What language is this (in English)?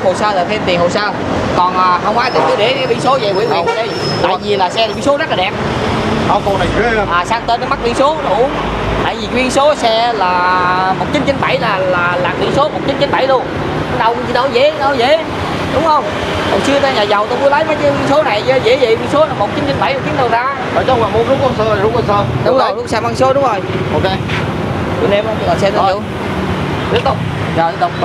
Vietnamese